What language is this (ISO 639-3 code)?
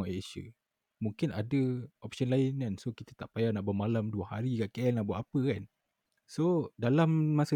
msa